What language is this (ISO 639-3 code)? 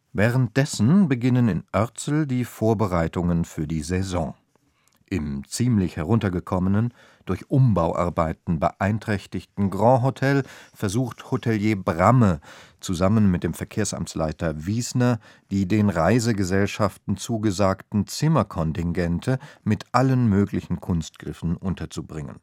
deu